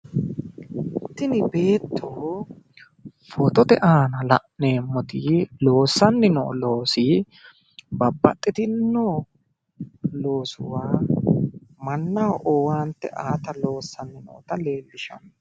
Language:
Sidamo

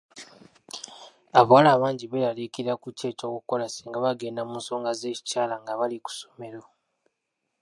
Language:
Ganda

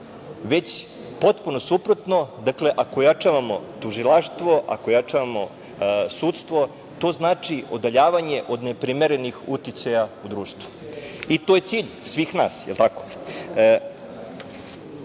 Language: Serbian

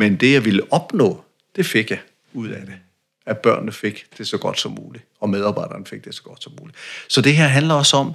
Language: Danish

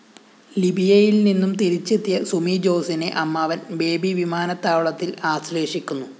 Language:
Malayalam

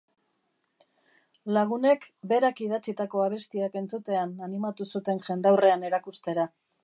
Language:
Basque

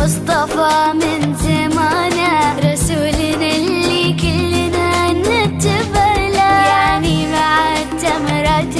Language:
Arabic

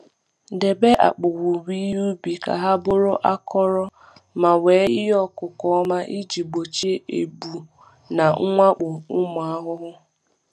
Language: Igbo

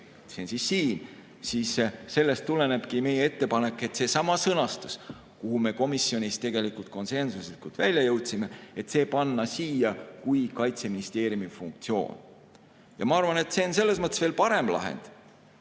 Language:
Estonian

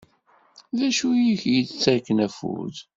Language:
Kabyle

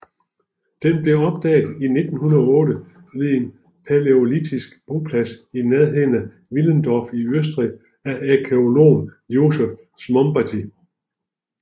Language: Danish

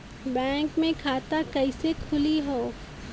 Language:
Bhojpuri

